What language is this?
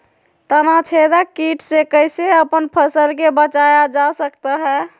Magahi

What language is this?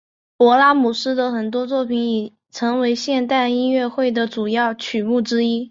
Chinese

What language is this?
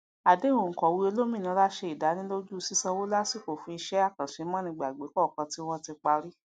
Yoruba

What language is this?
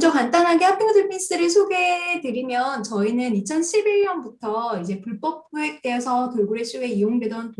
Korean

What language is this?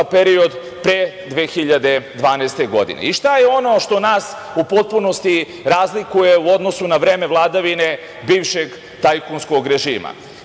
Serbian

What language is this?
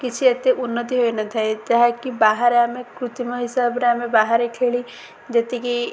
Odia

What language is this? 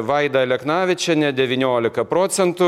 Lithuanian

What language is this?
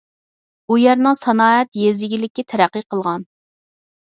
Uyghur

